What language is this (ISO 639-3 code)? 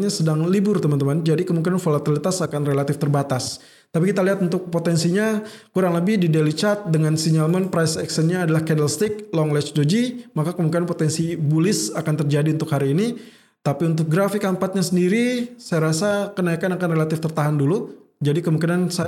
ind